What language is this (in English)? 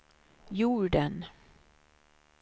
Swedish